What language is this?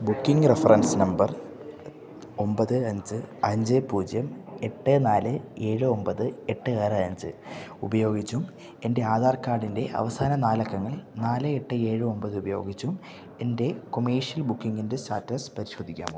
Malayalam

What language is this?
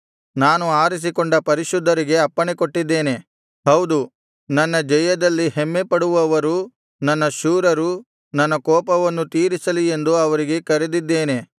Kannada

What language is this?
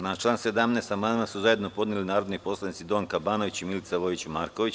Serbian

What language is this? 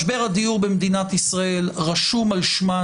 Hebrew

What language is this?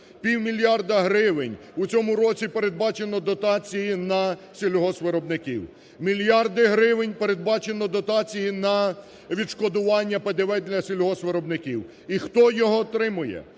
Ukrainian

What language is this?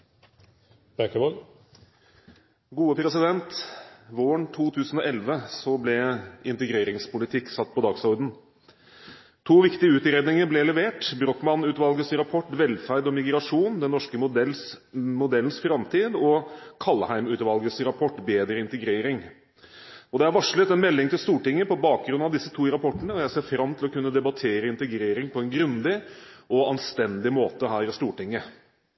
Norwegian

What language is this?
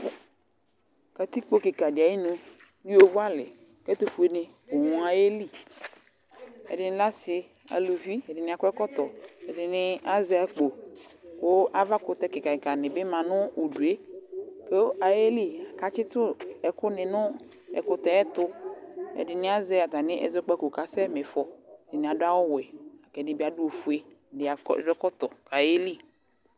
Ikposo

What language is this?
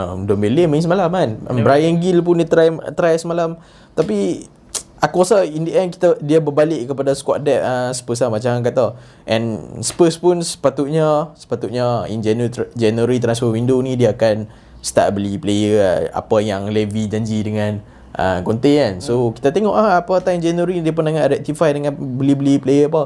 Malay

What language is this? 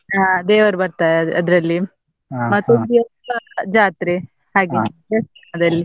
Kannada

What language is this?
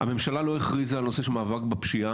Hebrew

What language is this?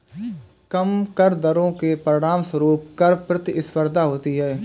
Hindi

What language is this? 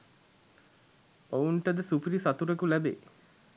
Sinhala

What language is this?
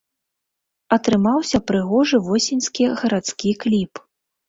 Belarusian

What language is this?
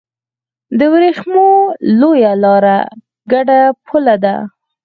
Pashto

